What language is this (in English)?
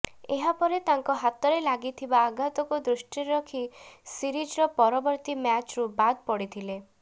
Odia